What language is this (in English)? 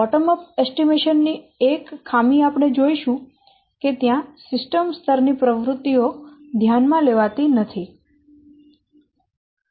Gujarati